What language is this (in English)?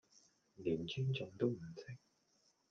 Cantonese